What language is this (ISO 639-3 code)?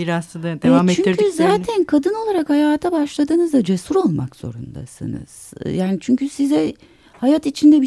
tur